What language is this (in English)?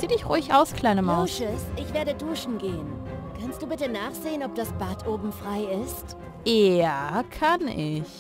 German